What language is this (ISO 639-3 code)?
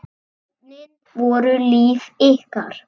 isl